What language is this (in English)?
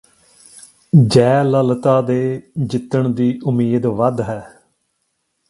Punjabi